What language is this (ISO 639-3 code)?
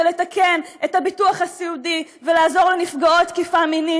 heb